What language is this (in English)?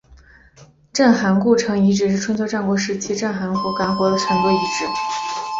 Chinese